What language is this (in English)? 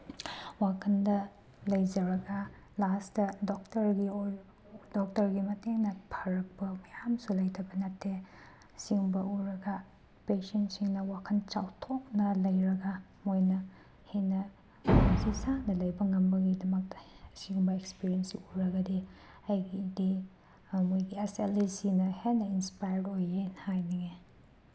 Manipuri